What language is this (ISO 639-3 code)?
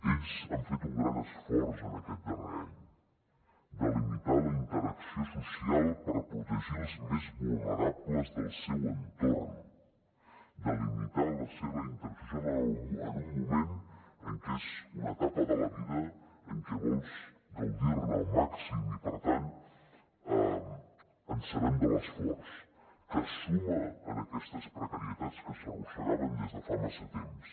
cat